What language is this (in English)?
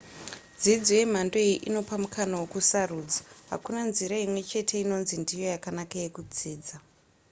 Shona